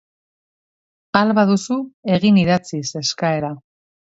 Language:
Basque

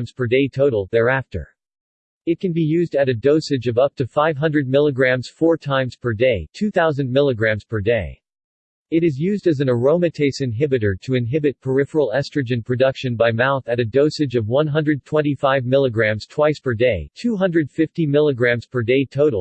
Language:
English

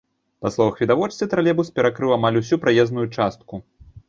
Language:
Belarusian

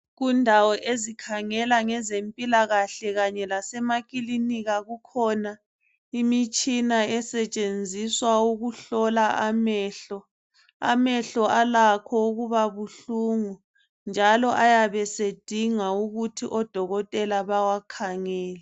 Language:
North Ndebele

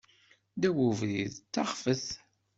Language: Kabyle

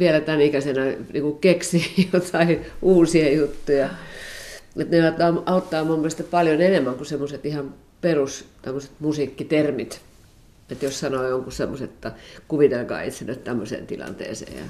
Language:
Finnish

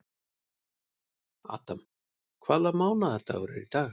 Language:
Icelandic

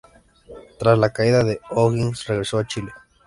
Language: Spanish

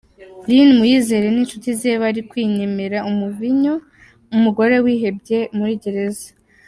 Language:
Kinyarwanda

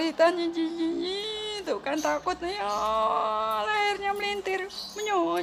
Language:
Indonesian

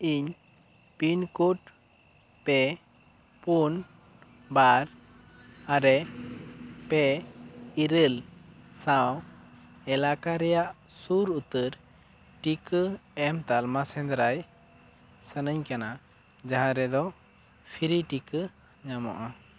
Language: Santali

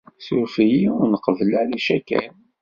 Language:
Kabyle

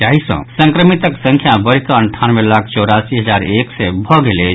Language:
Maithili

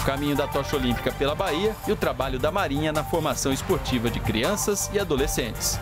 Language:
Portuguese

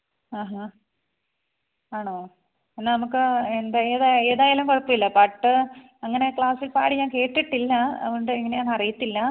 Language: Malayalam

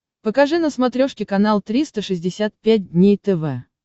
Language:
Russian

